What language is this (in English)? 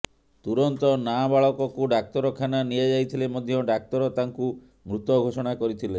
Odia